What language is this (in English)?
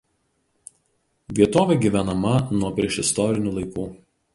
Lithuanian